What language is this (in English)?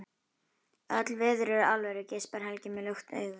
Icelandic